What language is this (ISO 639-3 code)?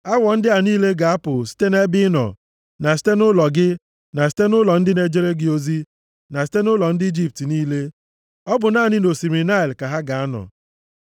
ibo